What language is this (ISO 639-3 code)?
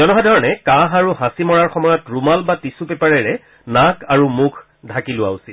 asm